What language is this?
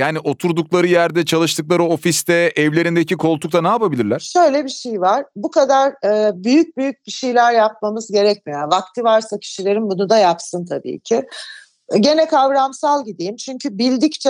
Turkish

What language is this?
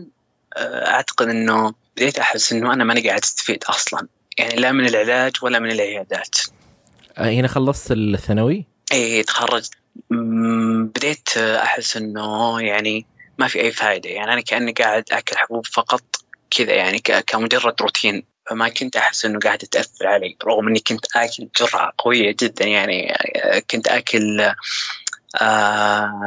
Arabic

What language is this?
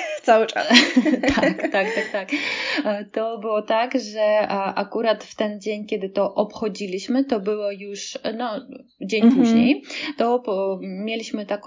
Polish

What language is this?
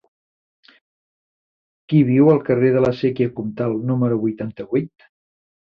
Catalan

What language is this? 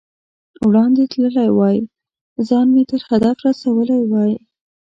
Pashto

